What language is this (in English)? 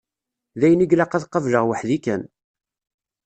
Kabyle